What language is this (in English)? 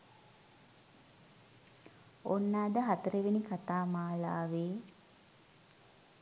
Sinhala